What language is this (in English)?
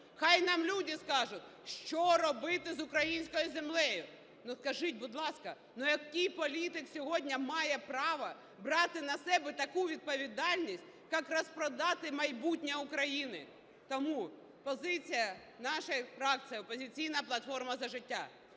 Ukrainian